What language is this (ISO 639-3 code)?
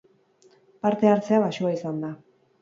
eus